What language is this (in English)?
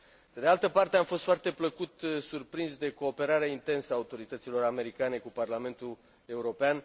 Romanian